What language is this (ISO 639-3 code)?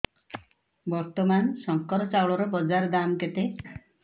ori